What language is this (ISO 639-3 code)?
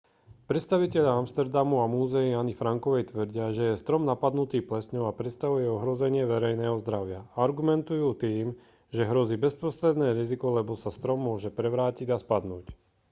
slk